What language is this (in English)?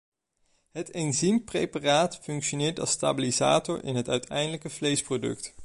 Dutch